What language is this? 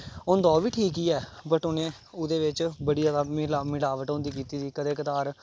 Dogri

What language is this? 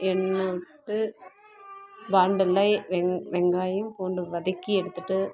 Tamil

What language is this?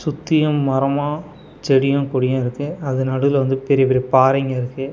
Tamil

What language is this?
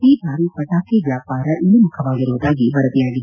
Kannada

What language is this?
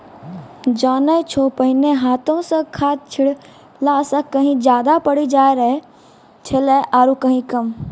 Maithili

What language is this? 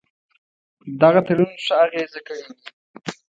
Pashto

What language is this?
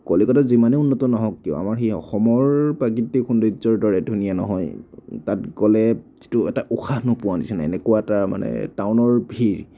Assamese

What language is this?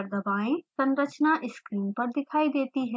Hindi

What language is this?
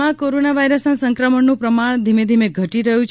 Gujarati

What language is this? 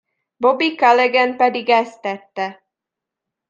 Hungarian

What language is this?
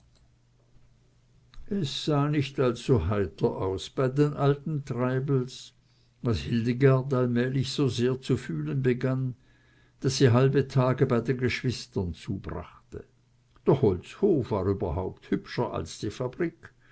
German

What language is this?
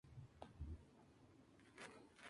Spanish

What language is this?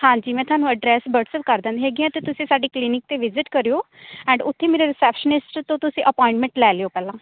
Punjabi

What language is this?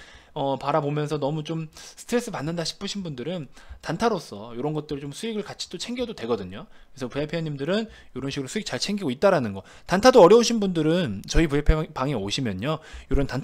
Korean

